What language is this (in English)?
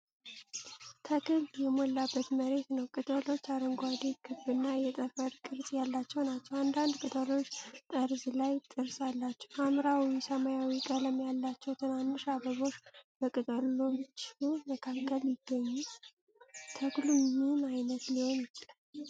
Amharic